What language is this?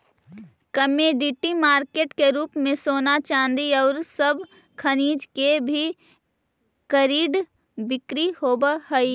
Magahi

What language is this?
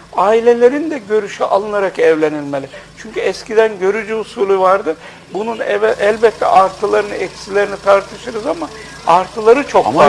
Turkish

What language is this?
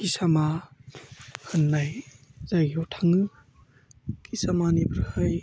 Bodo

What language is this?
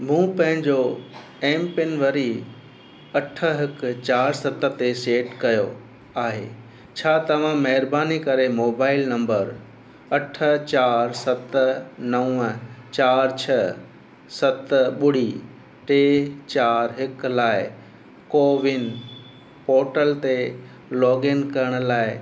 Sindhi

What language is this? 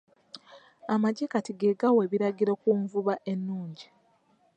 Ganda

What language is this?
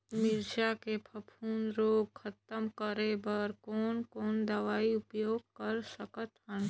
Chhattisgarhi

